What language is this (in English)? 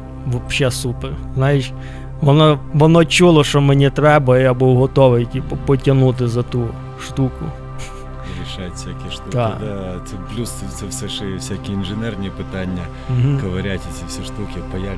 Ukrainian